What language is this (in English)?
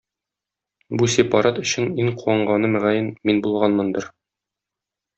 Tatar